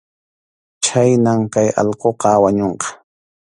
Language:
Arequipa-La Unión Quechua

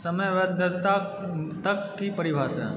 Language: Maithili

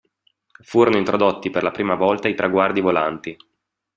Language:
Italian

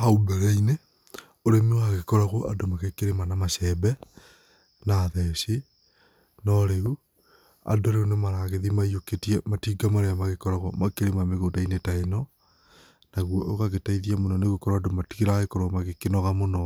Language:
Kikuyu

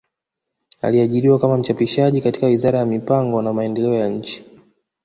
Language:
Swahili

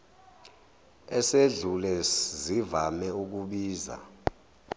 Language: Zulu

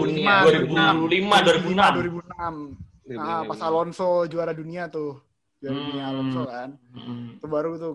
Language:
Indonesian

